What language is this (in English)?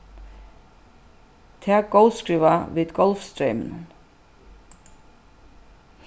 Faroese